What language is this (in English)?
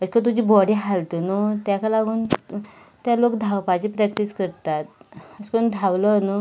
Konkani